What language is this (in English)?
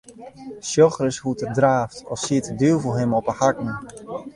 Western Frisian